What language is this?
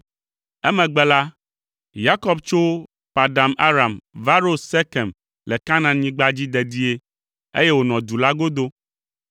Ewe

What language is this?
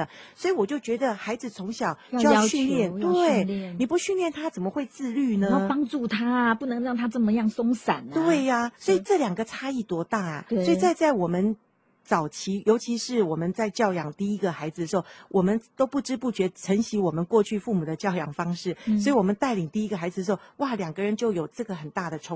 Chinese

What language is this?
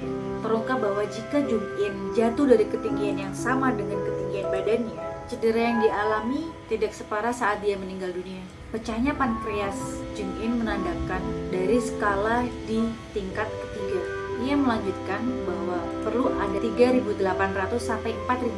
Indonesian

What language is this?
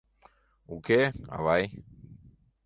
Mari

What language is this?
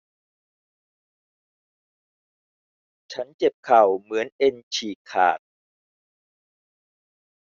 Thai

